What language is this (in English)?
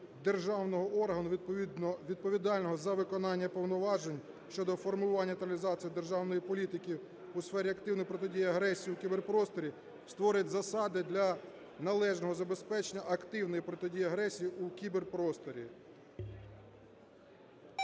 Ukrainian